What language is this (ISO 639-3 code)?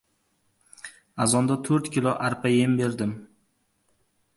uzb